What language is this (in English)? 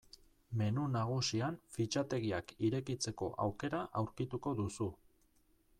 Basque